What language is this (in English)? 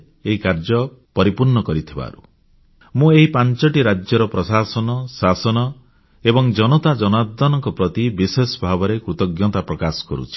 Odia